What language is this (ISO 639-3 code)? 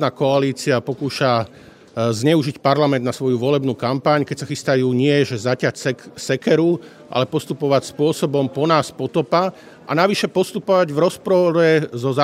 slk